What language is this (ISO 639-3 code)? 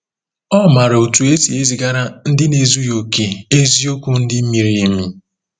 ibo